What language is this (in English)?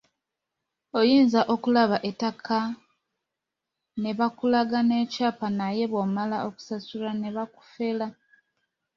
Ganda